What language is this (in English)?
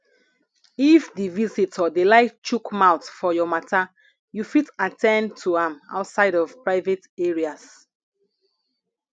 Nigerian Pidgin